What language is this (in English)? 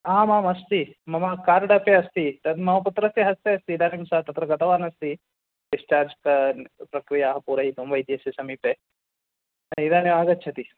Sanskrit